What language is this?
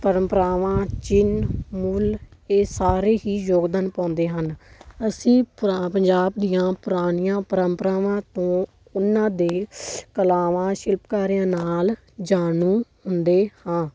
Punjabi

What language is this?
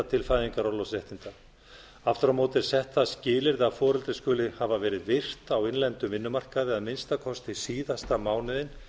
Icelandic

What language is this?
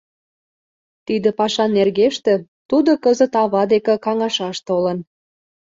Mari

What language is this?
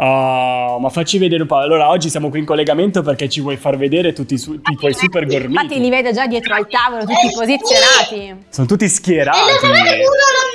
Italian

